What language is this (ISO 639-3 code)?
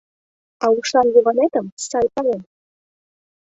chm